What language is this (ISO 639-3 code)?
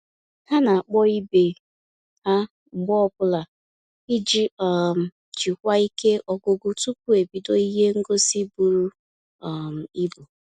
ibo